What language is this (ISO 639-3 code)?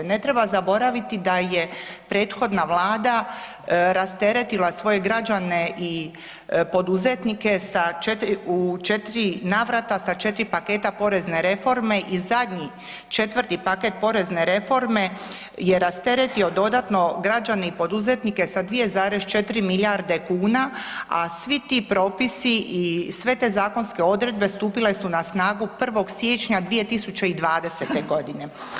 hrv